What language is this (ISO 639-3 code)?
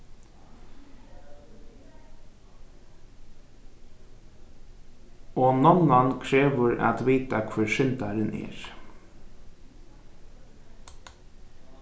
fao